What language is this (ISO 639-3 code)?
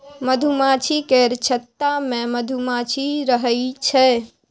mai